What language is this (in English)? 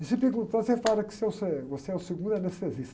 Portuguese